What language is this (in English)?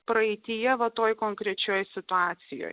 Lithuanian